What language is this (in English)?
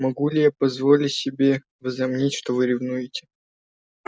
Russian